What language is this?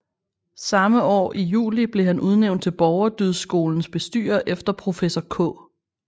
Danish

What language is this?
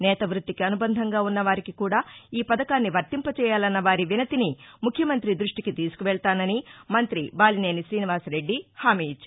Telugu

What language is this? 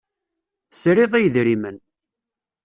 Kabyle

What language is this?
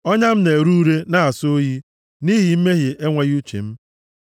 Igbo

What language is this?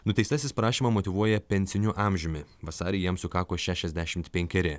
Lithuanian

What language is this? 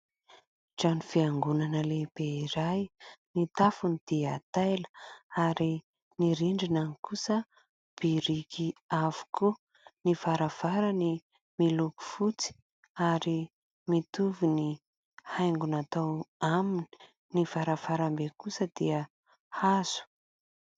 Malagasy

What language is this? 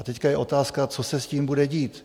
Czech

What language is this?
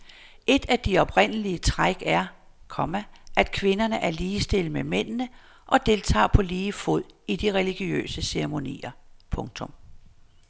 Danish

